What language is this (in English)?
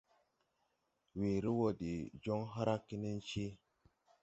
Tupuri